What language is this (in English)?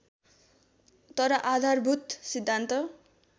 Nepali